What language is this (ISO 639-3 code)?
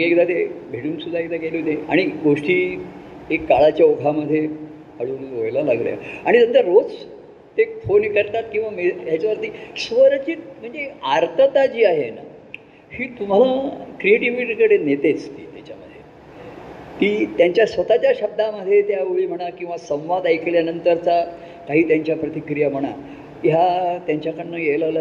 mar